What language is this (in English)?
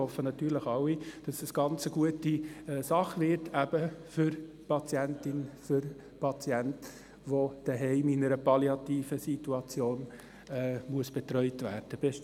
Swiss German